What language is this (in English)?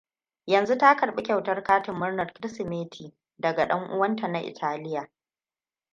Hausa